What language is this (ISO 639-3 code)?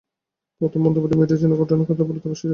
ben